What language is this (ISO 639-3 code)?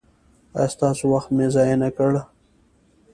pus